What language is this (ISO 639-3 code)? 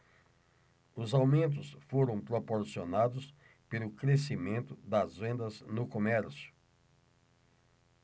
por